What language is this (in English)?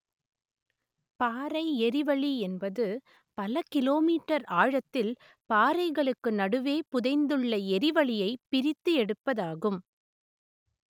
Tamil